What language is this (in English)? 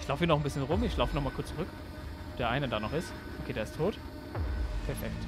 German